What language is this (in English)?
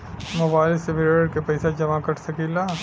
Bhojpuri